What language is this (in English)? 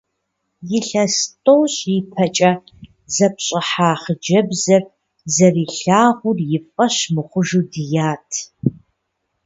Kabardian